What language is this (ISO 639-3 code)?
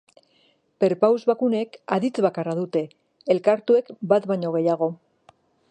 eus